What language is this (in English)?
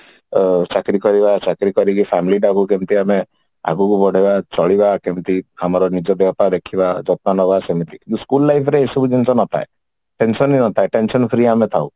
Odia